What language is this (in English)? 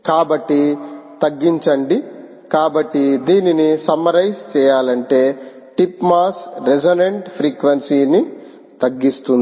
Telugu